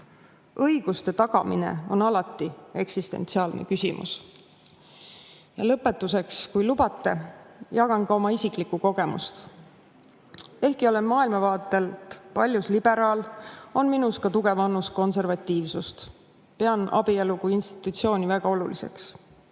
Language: Estonian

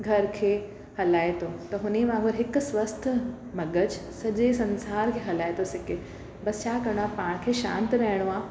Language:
Sindhi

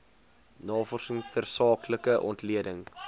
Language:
Afrikaans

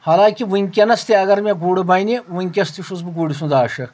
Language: Kashmiri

